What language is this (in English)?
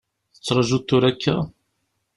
Kabyle